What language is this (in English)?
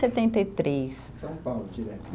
Portuguese